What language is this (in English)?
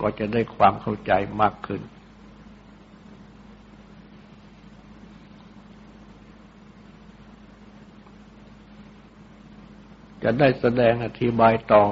Thai